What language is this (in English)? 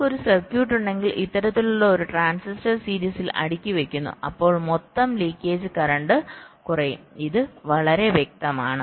Malayalam